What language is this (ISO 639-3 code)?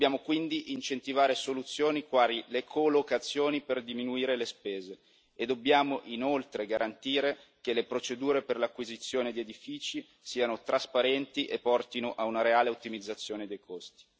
ita